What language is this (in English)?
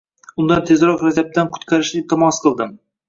Uzbek